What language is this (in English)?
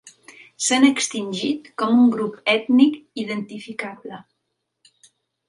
Catalan